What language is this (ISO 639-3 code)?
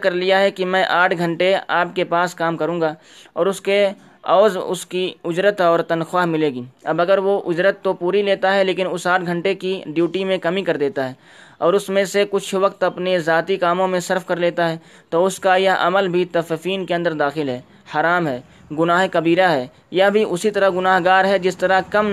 urd